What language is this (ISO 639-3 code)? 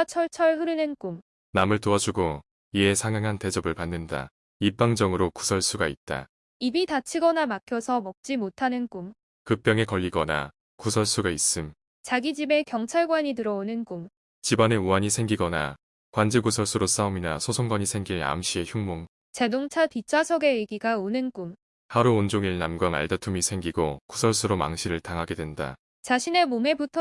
kor